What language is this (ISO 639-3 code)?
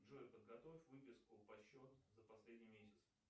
rus